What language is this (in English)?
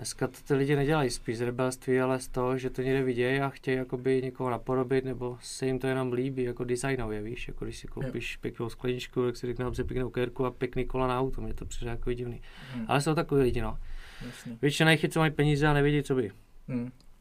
Czech